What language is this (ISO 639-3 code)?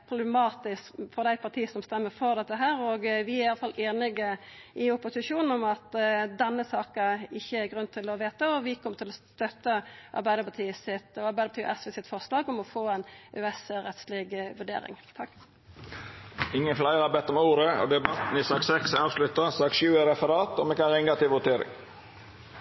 nno